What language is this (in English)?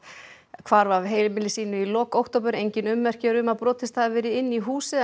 Icelandic